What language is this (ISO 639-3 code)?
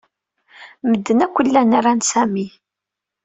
kab